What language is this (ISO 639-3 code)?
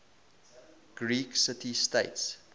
eng